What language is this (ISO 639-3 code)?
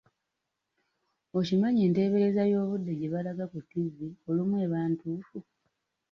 lug